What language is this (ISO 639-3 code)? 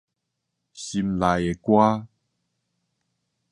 nan